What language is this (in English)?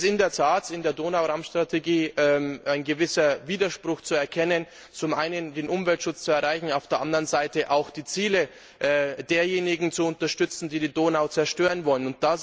German